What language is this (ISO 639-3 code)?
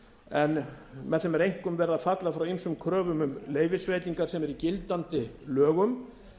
isl